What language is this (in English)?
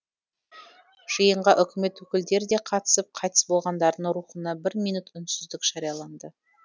Kazakh